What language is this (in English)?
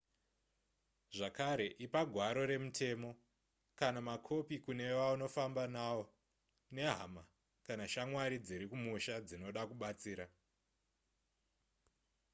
Shona